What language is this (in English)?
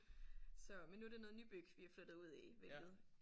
Danish